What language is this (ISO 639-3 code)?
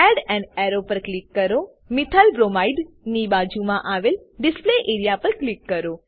guj